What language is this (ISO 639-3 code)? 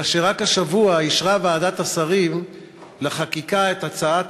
heb